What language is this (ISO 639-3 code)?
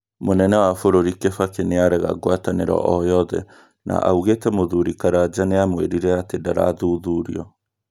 kik